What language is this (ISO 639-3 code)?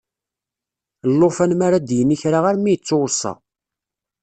kab